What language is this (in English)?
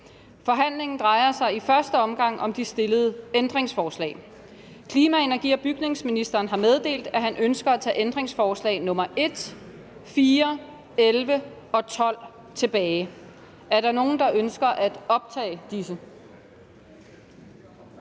Danish